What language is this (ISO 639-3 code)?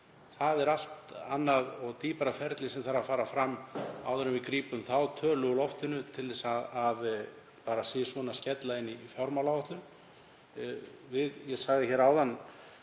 isl